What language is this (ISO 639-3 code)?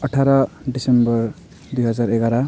nep